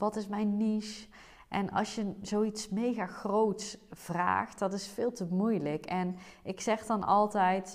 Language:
Dutch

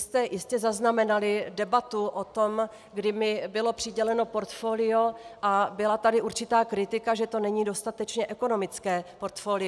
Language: Czech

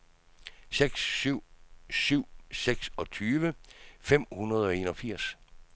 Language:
Danish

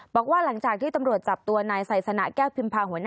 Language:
Thai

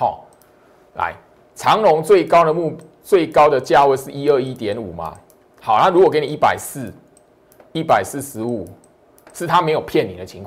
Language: Chinese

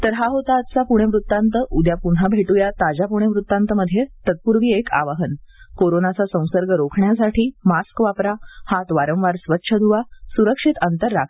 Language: Marathi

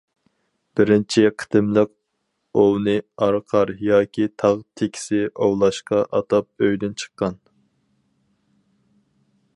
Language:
Uyghur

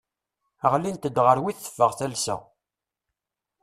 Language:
Kabyle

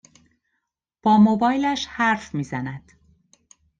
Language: Persian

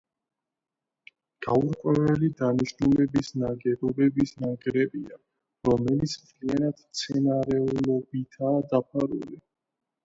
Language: Georgian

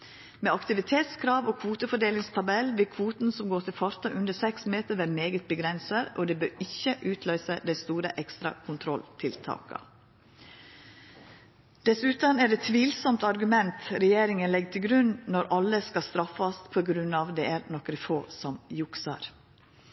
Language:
Norwegian Nynorsk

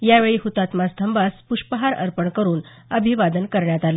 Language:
Marathi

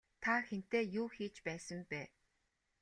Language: Mongolian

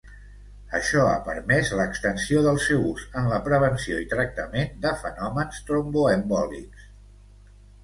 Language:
Catalan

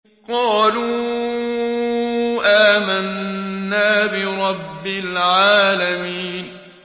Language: Arabic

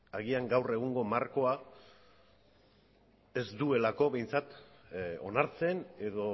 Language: Basque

